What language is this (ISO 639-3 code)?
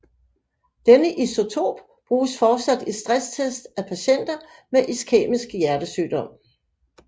dan